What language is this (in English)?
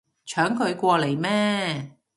Cantonese